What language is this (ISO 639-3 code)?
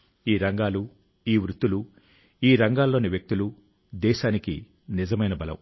tel